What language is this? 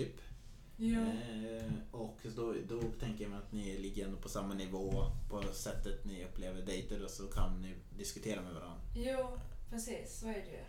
Swedish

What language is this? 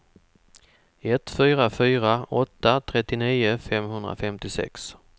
Swedish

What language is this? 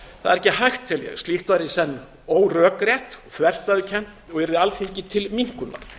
Icelandic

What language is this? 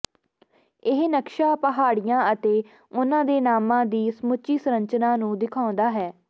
Punjabi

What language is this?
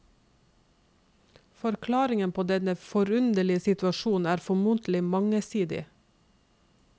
Norwegian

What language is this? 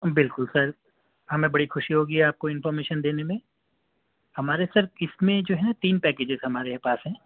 Urdu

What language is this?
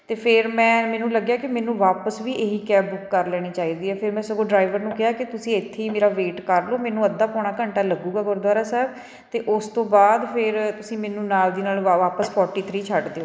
Punjabi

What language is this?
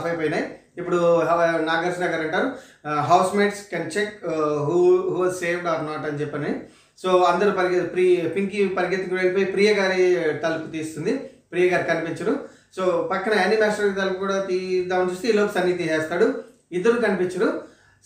Telugu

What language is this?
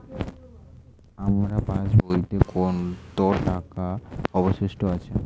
Bangla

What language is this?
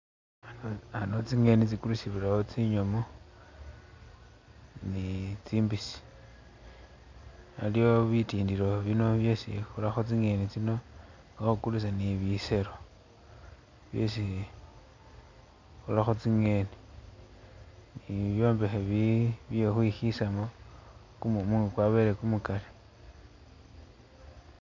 Masaaba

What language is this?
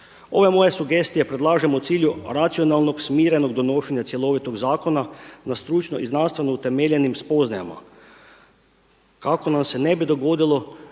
Croatian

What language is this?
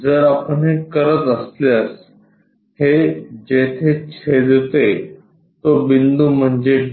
Marathi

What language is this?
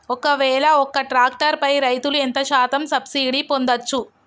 Telugu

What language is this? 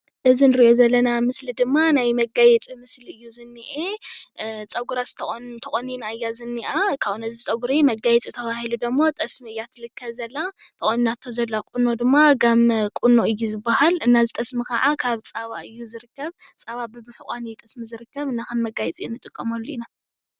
Tigrinya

